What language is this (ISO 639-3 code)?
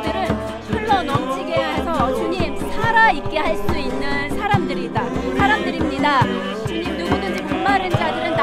kor